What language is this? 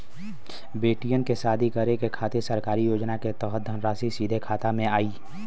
Bhojpuri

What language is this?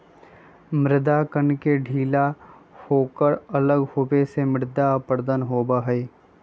Magahi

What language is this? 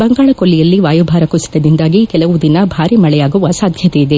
Kannada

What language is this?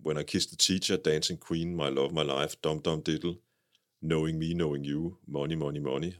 Danish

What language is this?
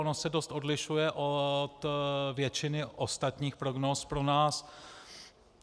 Czech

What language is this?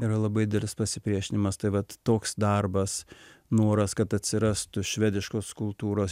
Lithuanian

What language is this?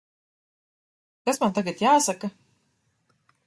Latvian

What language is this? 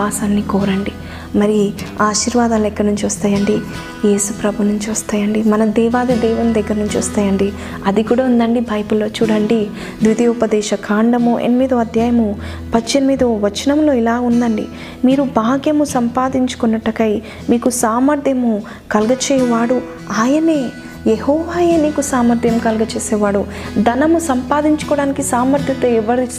Telugu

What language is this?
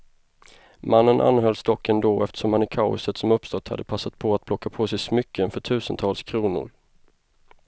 Swedish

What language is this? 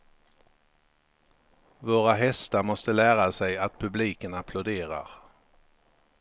Swedish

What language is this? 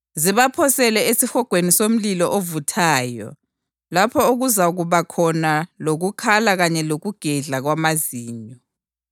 North Ndebele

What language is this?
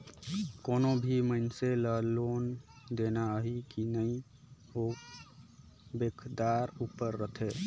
Chhattisgarhi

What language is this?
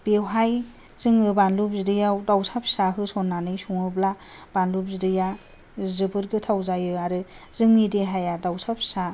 Bodo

